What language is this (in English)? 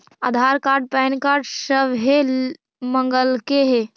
Magahi